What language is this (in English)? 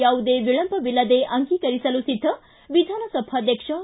Kannada